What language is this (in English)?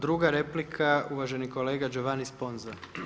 Croatian